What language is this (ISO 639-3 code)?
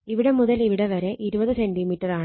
mal